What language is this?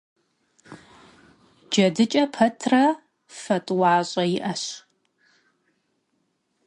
Kabardian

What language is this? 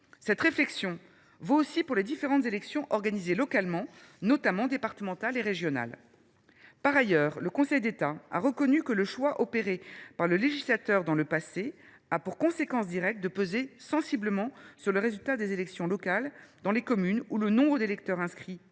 French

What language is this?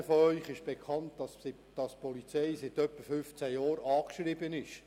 Swiss German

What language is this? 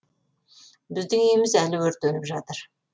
Kazakh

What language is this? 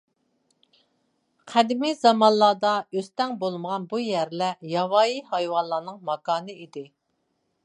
Uyghur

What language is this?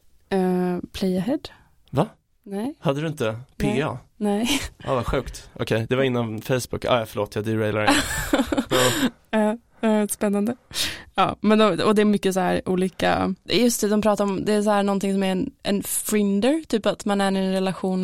Swedish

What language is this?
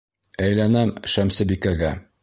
Bashkir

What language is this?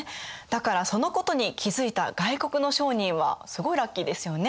Japanese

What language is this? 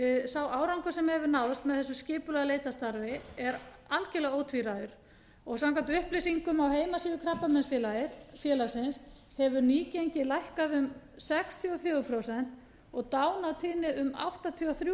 Icelandic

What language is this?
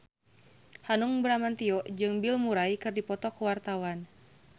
Sundanese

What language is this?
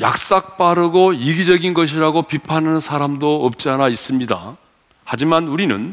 Korean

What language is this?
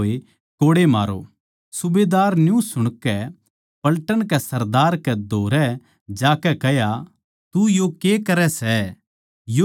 Haryanvi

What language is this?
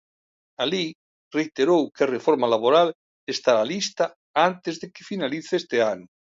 Galician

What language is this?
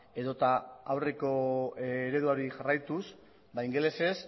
Basque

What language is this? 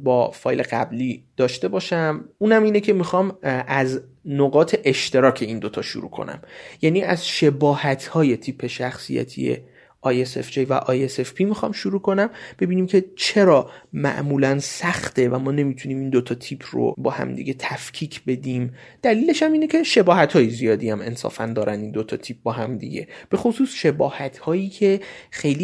Persian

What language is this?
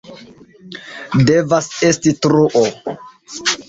Esperanto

